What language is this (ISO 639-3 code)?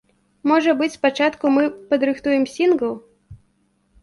bel